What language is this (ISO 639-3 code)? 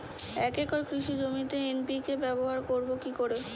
ben